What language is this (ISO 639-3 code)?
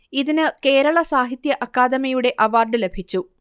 mal